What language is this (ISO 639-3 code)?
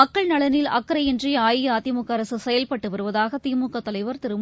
tam